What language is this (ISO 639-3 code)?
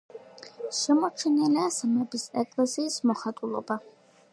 kat